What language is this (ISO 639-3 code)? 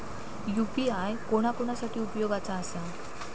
mar